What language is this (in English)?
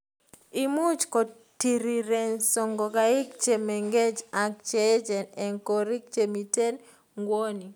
Kalenjin